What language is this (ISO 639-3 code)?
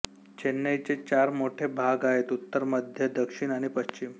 mar